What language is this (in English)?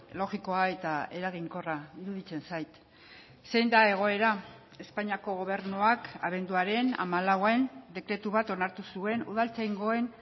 Basque